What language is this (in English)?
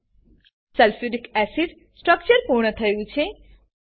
Gujarati